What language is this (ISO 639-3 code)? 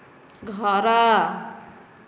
ori